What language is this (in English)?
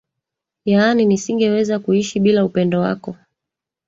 Swahili